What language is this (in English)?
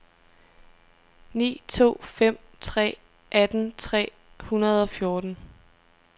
Danish